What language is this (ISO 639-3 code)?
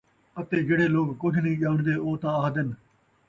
skr